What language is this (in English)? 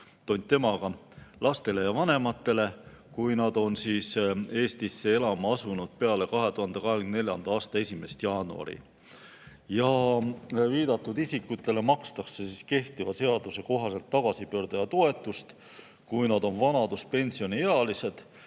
Estonian